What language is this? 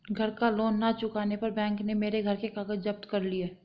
Hindi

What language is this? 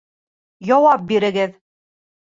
Bashkir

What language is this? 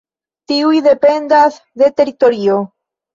Esperanto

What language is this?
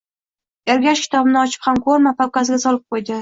Uzbek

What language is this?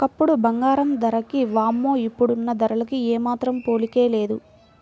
Telugu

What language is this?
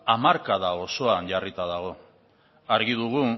Basque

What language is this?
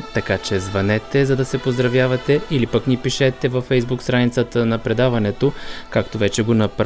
Bulgarian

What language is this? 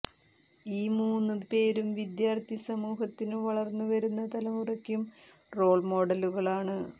Malayalam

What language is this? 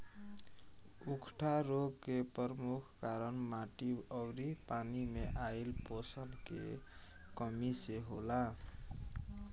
Bhojpuri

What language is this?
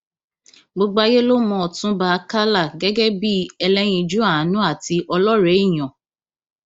Yoruba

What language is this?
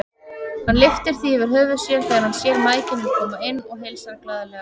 Icelandic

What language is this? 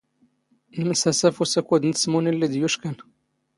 Standard Moroccan Tamazight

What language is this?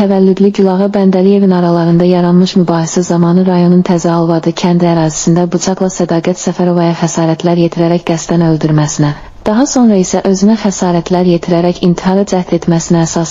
Turkish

